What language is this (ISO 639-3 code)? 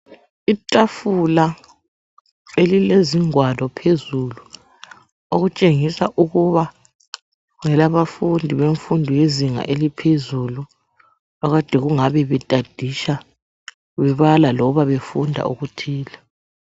nde